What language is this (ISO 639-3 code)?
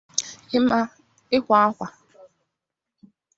ibo